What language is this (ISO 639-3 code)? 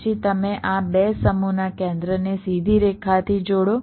guj